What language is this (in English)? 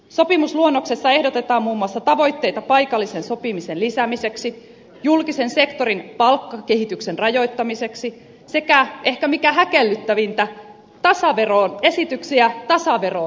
Finnish